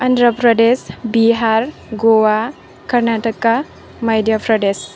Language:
Bodo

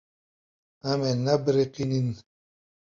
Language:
Kurdish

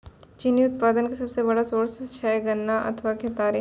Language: Maithili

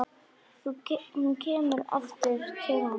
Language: Icelandic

